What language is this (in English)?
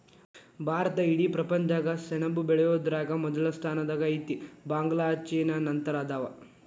Kannada